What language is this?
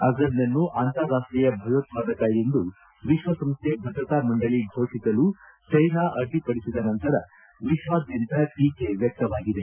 Kannada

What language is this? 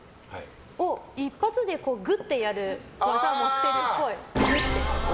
Japanese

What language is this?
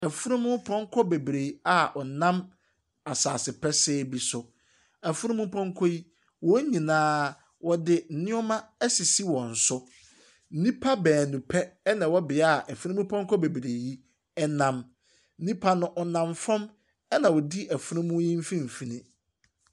Akan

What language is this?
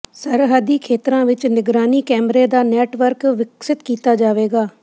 Punjabi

